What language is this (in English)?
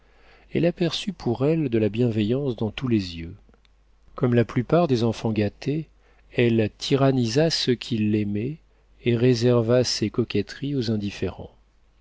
French